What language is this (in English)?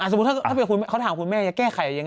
Thai